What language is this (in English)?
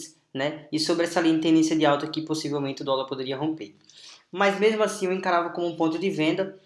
Portuguese